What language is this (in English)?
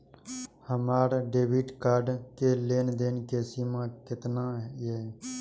Maithili